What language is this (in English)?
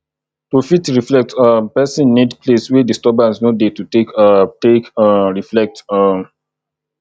Nigerian Pidgin